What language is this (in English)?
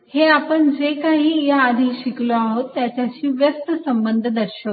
Marathi